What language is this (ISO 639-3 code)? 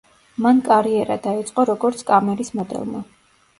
kat